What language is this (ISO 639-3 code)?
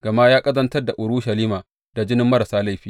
hau